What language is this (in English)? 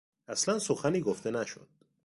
Persian